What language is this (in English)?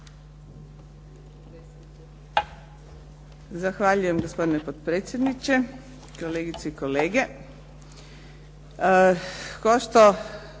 Croatian